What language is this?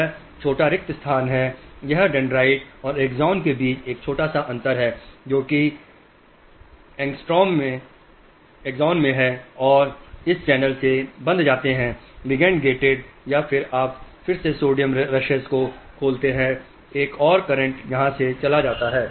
Hindi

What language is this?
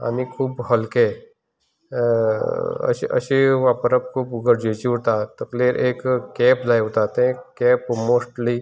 Konkani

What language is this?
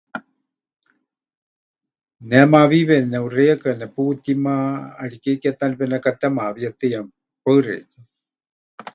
Huichol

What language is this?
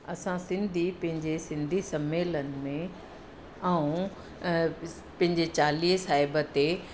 Sindhi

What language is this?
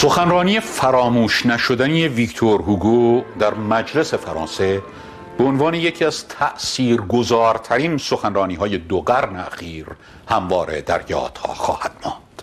Persian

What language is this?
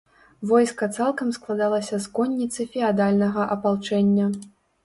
Belarusian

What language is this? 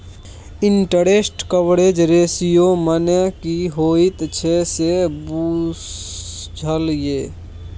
Maithili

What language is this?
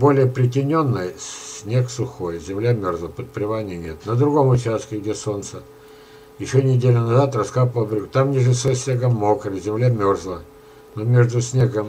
Russian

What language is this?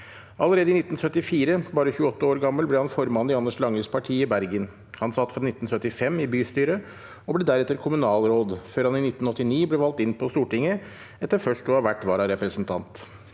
Norwegian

